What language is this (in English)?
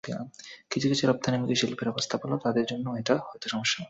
Bangla